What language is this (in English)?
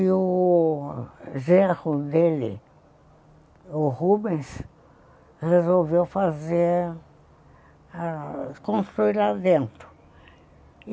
Portuguese